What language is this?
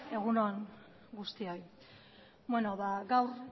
Basque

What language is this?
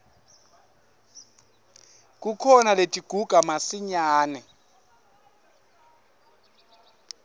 Swati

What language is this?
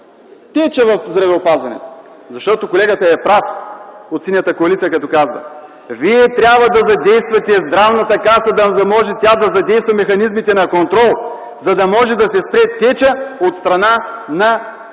Bulgarian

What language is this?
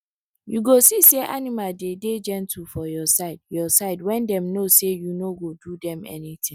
Nigerian Pidgin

